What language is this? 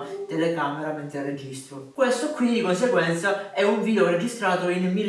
Italian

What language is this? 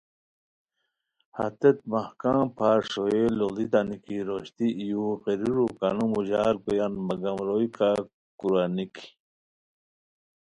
Khowar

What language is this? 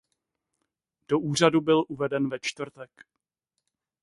Czech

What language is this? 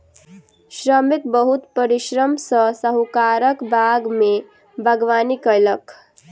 Maithili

